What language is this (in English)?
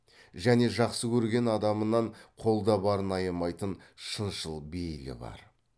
Kazakh